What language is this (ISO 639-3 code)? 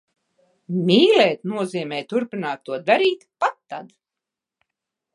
lav